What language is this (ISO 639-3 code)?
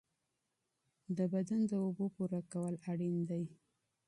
pus